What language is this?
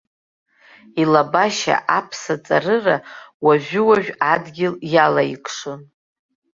Abkhazian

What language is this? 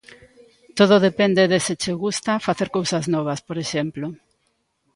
Galician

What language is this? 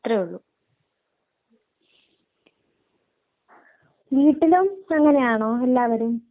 Malayalam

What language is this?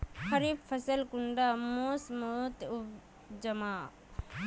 Magahi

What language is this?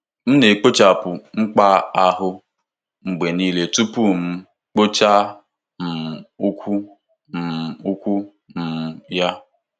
Igbo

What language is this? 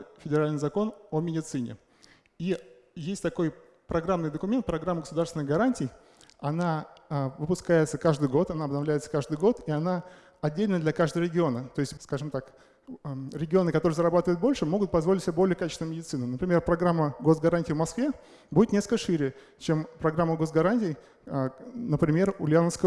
Russian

